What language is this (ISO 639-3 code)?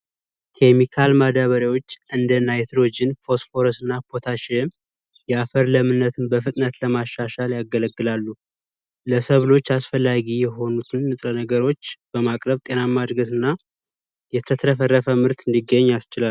amh